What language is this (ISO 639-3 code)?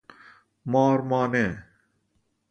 fas